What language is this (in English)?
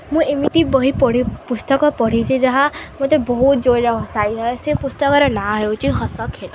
Odia